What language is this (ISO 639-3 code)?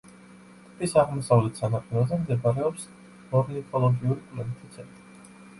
kat